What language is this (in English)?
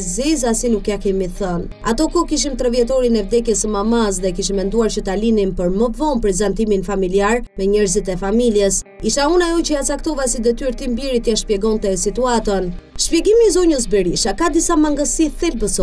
Romanian